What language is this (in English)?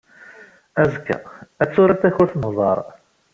Kabyle